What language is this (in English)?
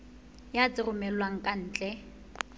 Southern Sotho